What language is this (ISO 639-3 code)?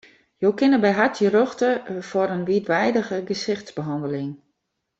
fry